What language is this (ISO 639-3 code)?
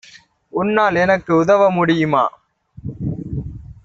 tam